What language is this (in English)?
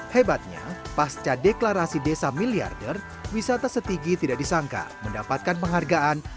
Indonesian